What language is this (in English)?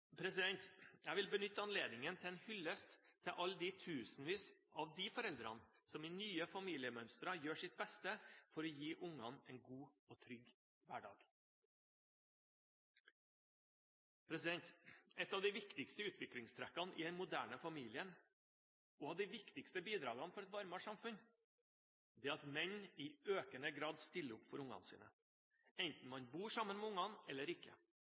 Norwegian Bokmål